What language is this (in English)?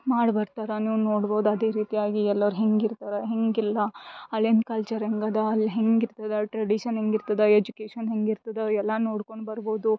Kannada